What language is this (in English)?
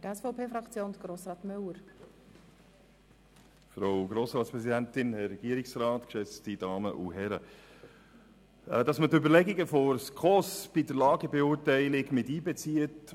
Swiss German